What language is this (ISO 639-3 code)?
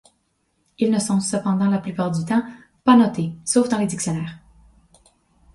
fra